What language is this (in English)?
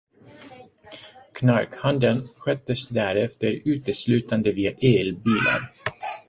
Swedish